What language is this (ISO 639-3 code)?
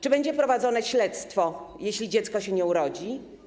pol